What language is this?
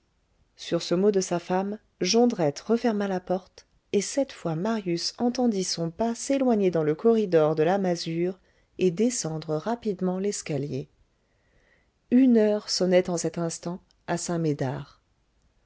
French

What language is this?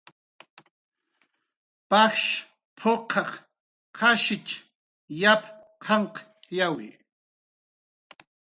Jaqaru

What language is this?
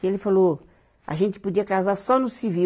Portuguese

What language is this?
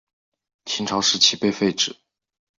Chinese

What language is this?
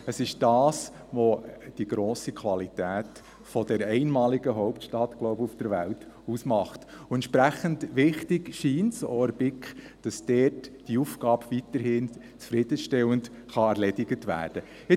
Swiss German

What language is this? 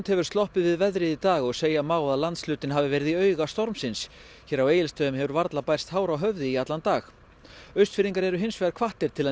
Icelandic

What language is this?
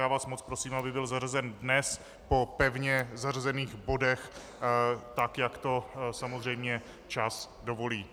Czech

